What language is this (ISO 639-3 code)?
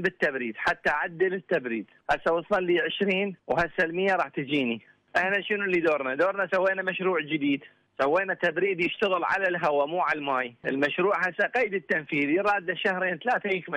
ara